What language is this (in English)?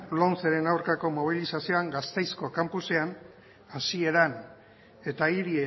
Basque